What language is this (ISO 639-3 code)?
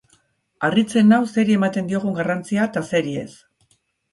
eus